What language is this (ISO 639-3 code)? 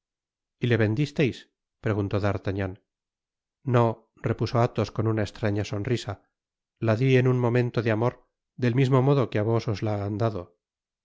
spa